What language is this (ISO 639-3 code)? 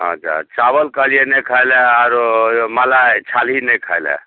mai